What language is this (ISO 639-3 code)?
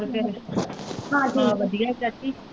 pan